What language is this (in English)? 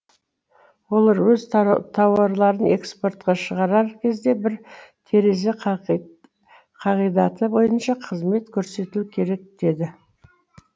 Kazakh